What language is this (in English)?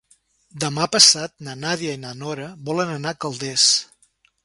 Catalan